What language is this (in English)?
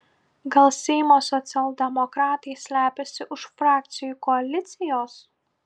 Lithuanian